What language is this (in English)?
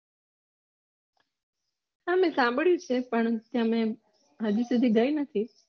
Gujarati